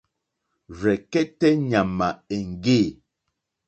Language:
Mokpwe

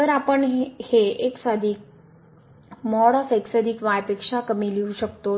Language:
Marathi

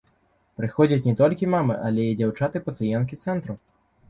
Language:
Belarusian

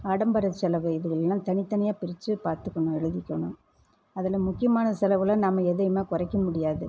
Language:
Tamil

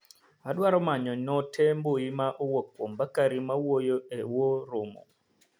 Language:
Luo (Kenya and Tanzania)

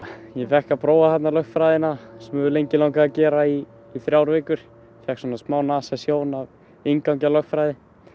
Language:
Icelandic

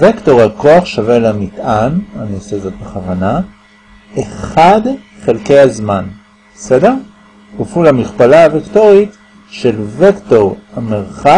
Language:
Hebrew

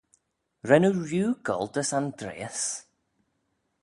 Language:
Manx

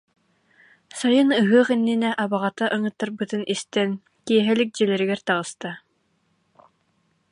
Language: Yakut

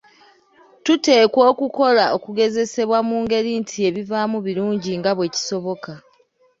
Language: Ganda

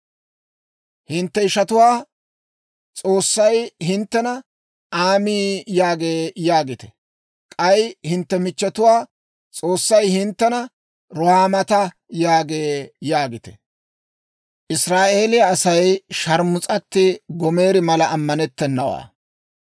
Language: Dawro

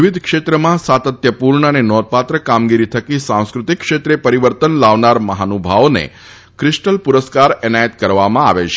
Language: Gujarati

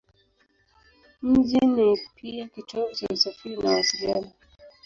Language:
Swahili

